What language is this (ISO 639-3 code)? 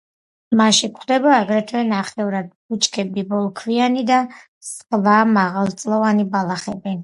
kat